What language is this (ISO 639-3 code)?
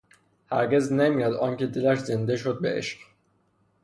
fas